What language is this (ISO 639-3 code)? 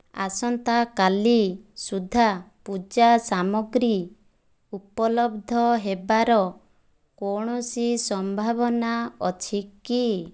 ori